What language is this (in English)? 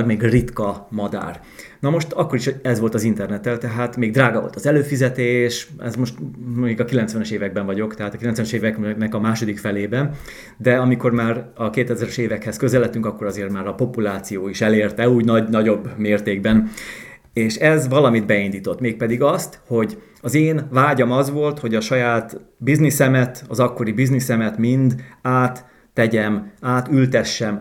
Hungarian